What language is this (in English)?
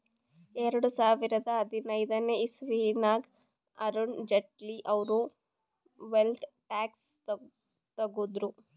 Kannada